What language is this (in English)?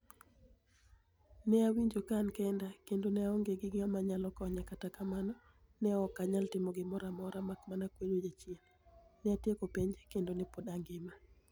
Luo (Kenya and Tanzania)